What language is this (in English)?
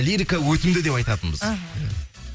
Kazakh